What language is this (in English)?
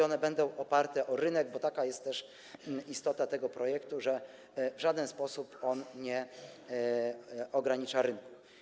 Polish